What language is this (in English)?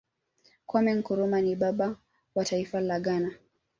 Swahili